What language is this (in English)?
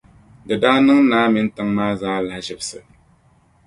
Dagbani